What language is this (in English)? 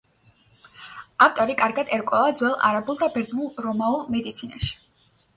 Georgian